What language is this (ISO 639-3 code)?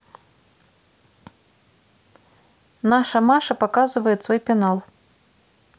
rus